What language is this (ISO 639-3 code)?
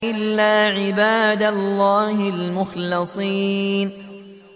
ara